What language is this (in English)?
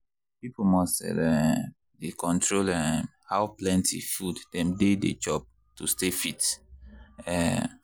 Nigerian Pidgin